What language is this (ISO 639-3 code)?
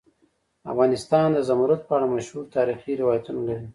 pus